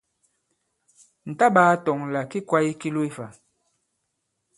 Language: Bankon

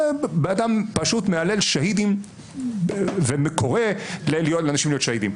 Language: Hebrew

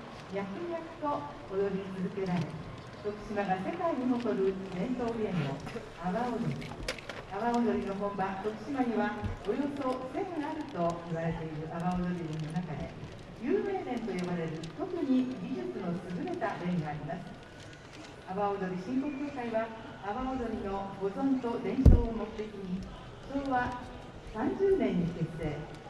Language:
Japanese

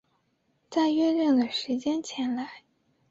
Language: Chinese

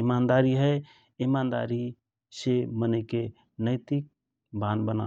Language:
Rana Tharu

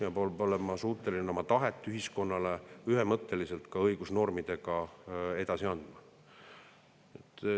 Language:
Estonian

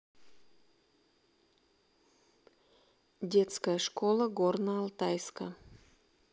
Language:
Russian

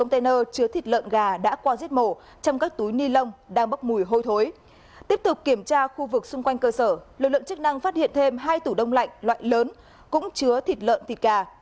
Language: Vietnamese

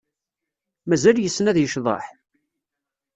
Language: Kabyle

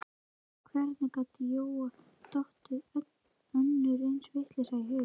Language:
Icelandic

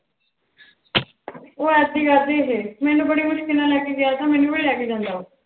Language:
Punjabi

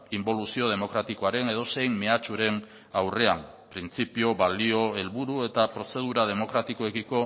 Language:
Basque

